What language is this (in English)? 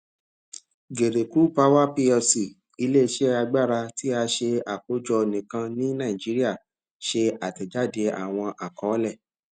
Yoruba